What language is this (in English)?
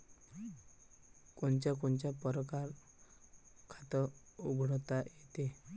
Marathi